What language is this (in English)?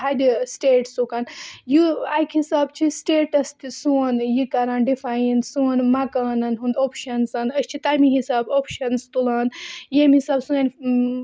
Kashmiri